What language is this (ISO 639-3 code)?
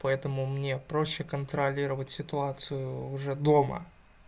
rus